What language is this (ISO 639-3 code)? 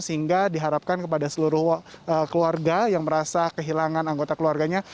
ind